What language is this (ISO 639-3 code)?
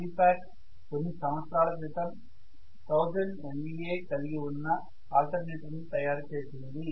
tel